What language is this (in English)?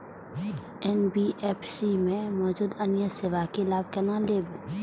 Maithili